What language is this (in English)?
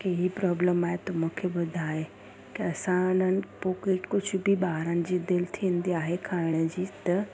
Sindhi